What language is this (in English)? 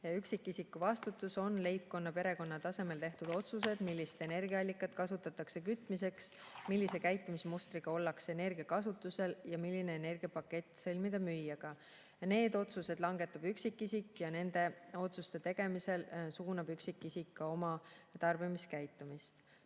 Estonian